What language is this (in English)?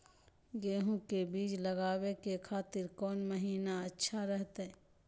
Magahi